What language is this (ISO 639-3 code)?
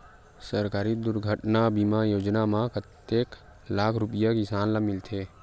hne